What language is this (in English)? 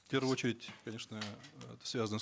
Kazakh